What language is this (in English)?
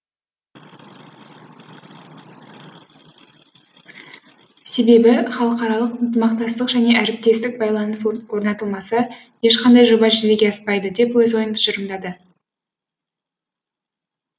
Kazakh